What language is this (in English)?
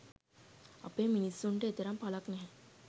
Sinhala